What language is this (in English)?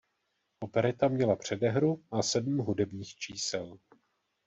Czech